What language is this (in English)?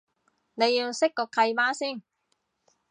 Cantonese